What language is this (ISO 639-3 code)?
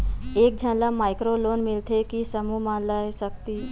hne